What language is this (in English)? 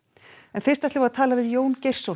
Icelandic